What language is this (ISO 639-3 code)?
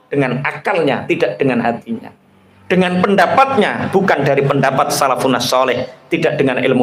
ind